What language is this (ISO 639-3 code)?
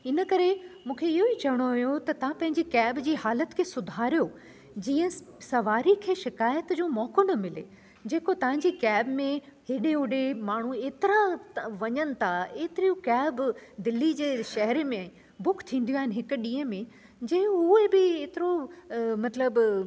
snd